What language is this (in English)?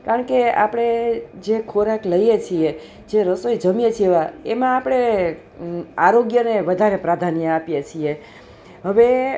Gujarati